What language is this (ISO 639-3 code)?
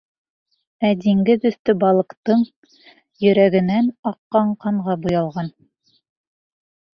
bak